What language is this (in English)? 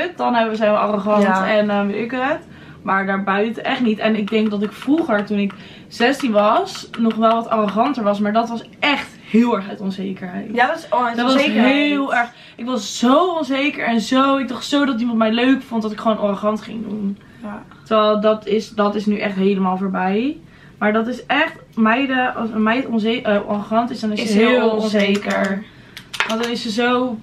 Dutch